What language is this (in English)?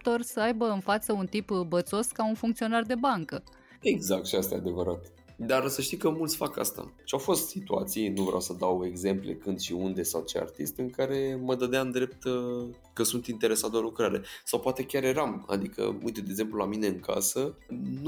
Romanian